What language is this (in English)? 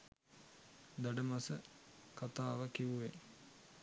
Sinhala